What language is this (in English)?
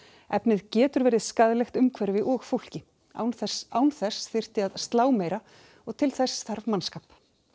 Icelandic